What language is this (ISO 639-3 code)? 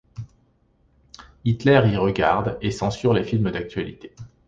fra